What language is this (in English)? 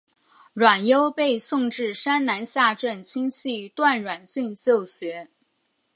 Chinese